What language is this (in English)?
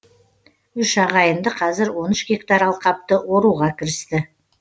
Kazakh